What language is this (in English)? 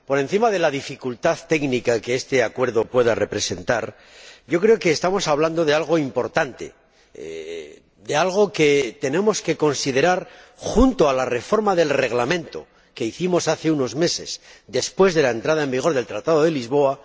Spanish